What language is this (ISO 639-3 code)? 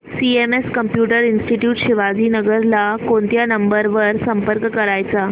mar